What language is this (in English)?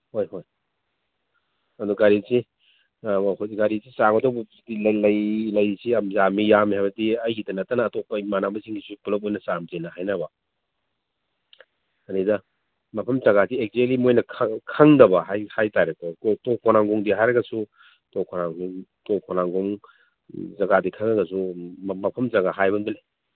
Manipuri